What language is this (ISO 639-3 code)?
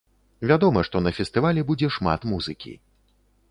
bel